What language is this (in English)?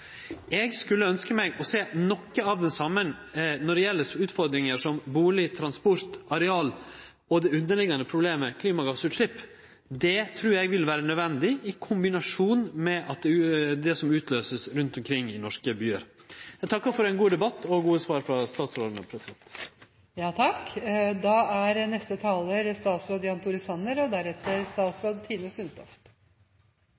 Norwegian Nynorsk